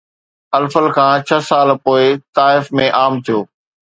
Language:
Sindhi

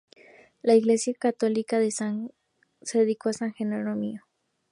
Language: Spanish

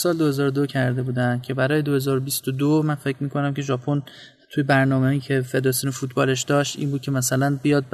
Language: Persian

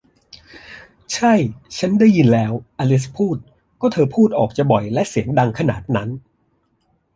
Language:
Thai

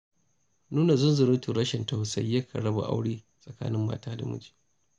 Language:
Hausa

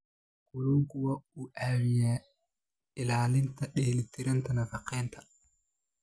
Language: Somali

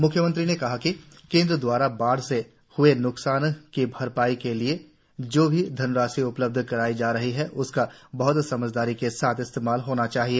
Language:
Hindi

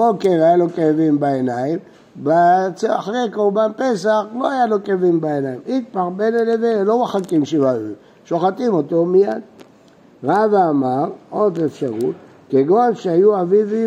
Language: Hebrew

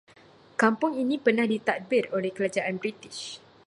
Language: Malay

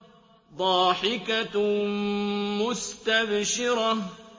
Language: Arabic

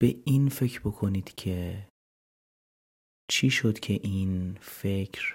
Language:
Persian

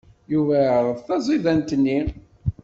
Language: Kabyle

